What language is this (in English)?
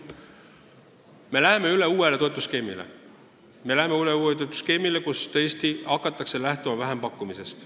Estonian